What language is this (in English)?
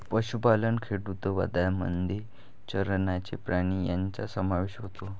Marathi